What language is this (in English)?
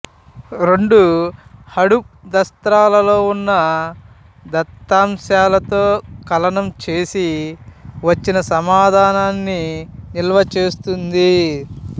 Telugu